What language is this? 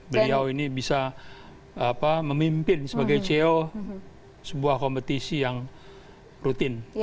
Indonesian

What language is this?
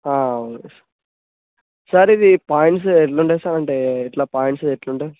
Telugu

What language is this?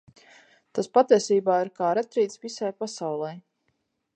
Latvian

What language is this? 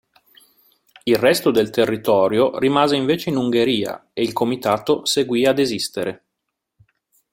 Italian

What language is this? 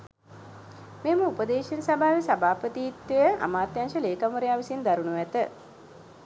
Sinhala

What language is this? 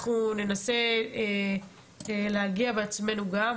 Hebrew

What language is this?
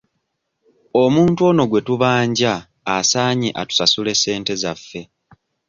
Ganda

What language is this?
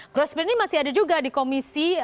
Indonesian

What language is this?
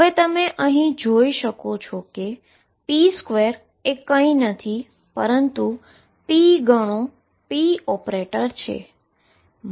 Gujarati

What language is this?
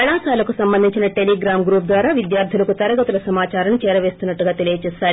Telugu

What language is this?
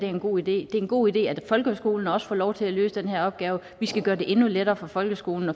Danish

